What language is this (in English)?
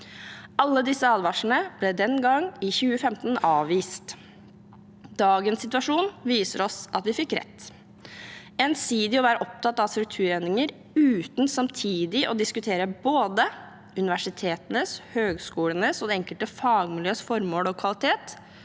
Norwegian